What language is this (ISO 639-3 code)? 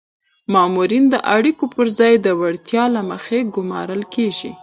pus